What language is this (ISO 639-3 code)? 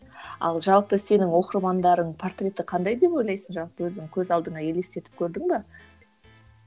kaz